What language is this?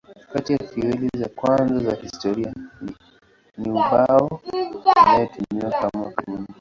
Swahili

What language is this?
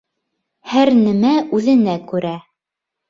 Bashkir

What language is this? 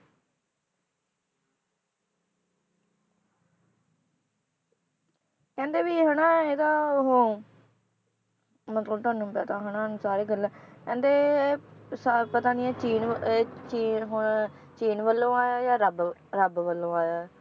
Punjabi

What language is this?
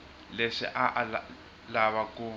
Tsonga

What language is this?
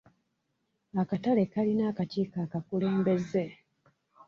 Ganda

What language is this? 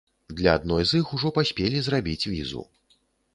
Belarusian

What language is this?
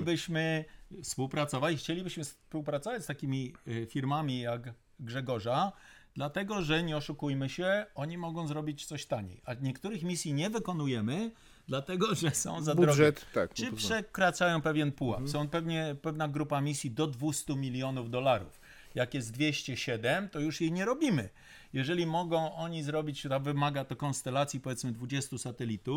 Polish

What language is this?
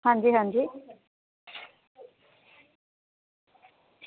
Dogri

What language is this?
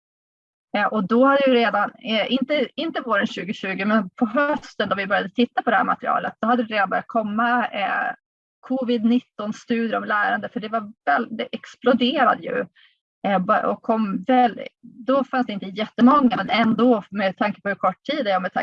Swedish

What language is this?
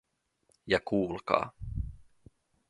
Finnish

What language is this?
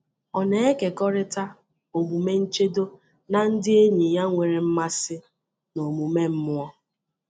Igbo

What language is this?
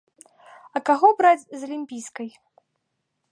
Belarusian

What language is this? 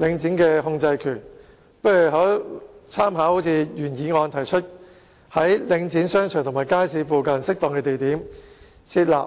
Cantonese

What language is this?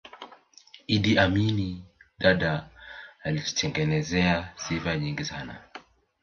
Swahili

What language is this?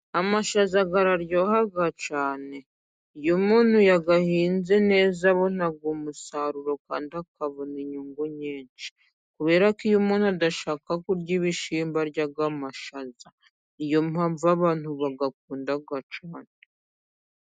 Kinyarwanda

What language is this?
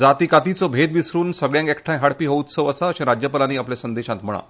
Konkani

